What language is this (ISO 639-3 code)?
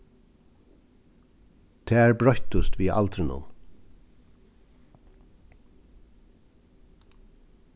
fao